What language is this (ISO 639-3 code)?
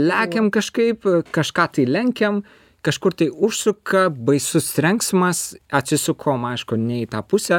lit